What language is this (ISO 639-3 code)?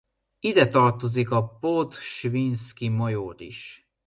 hun